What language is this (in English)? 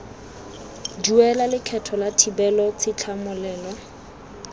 Tswana